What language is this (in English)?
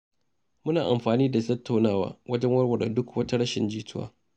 Hausa